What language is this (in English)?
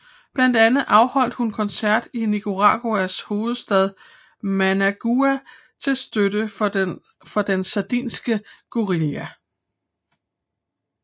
Danish